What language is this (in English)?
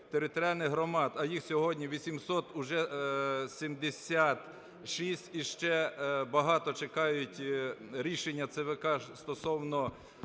Ukrainian